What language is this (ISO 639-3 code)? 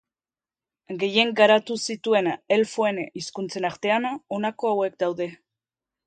eus